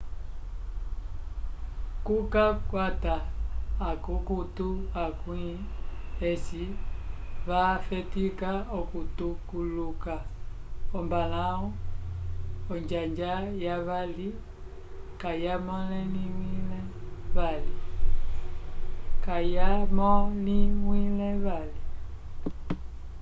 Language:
Umbundu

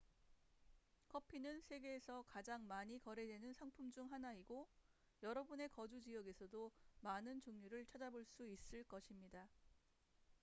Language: Korean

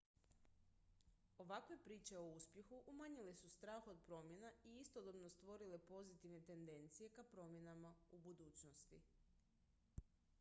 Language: Croatian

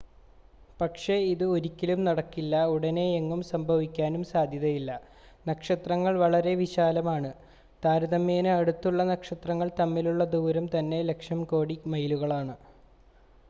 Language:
Malayalam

